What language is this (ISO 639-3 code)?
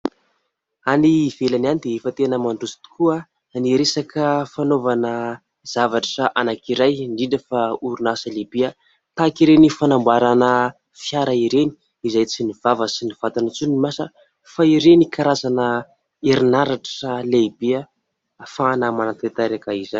mlg